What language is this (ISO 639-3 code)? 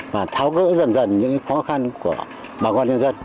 vie